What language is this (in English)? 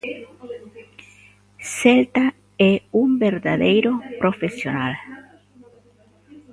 Galician